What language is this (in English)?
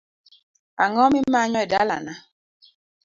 Luo (Kenya and Tanzania)